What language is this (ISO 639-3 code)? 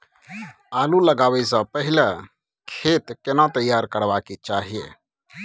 mai